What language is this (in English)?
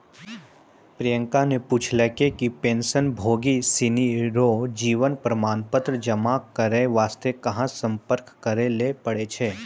Maithili